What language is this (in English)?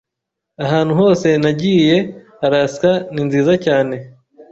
Kinyarwanda